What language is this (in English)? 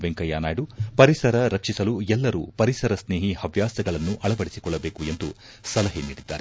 Kannada